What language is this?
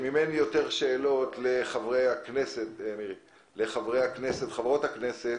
Hebrew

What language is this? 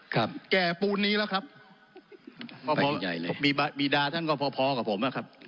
Thai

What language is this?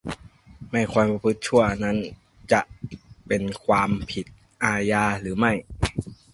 Thai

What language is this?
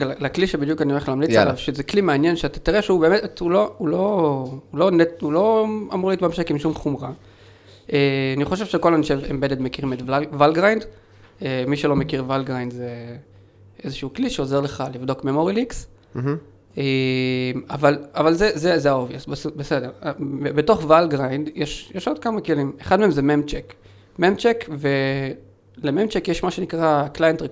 Hebrew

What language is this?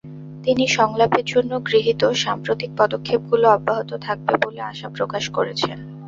Bangla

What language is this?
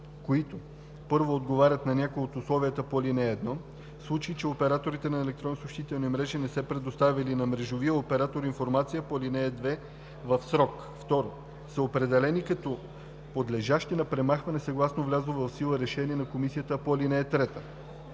Bulgarian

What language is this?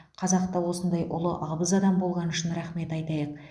Kazakh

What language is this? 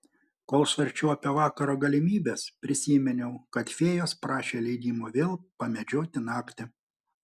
Lithuanian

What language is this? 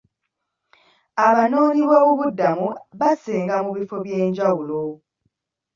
Ganda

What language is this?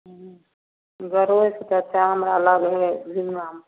Maithili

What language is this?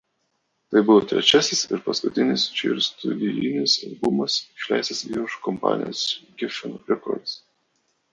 Lithuanian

